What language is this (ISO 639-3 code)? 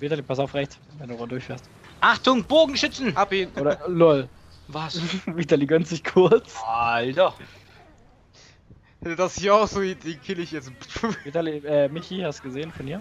deu